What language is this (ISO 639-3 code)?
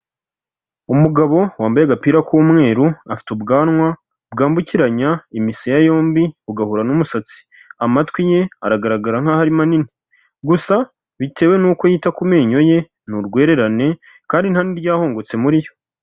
kin